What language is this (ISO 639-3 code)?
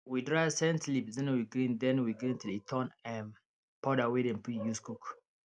pcm